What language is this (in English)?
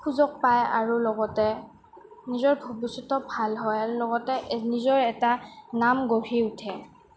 Assamese